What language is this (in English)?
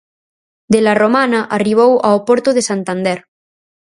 Galician